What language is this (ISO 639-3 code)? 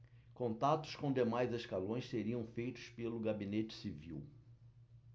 por